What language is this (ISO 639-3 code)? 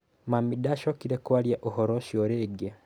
kik